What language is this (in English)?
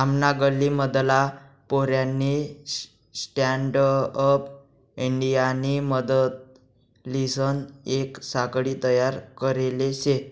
Marathi